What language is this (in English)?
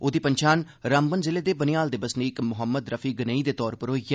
Dogri